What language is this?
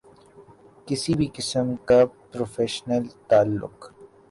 Urdu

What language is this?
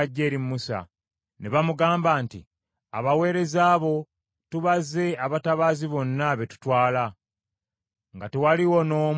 Ganda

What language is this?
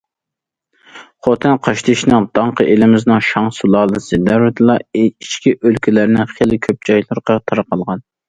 Uyghur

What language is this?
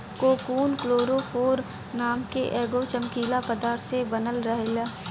Bhojpuri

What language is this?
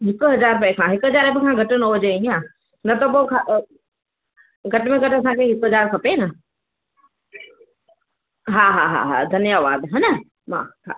Sindhi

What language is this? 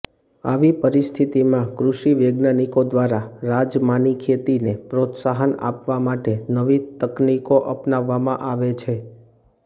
Gujarati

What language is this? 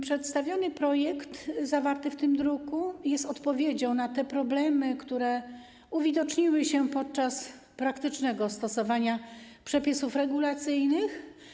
Polish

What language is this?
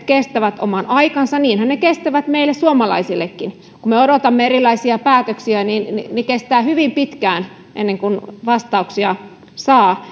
Finnish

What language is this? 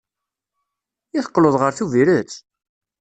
Kabyle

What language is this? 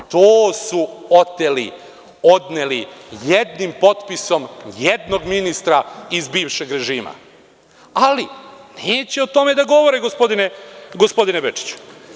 Serbian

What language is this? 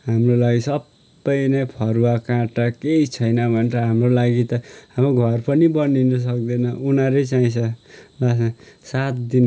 Nepali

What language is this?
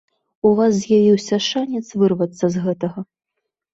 Belarusian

